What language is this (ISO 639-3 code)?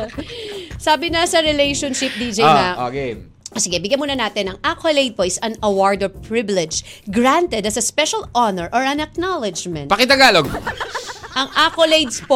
fil